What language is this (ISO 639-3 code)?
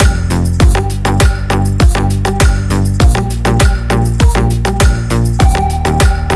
rus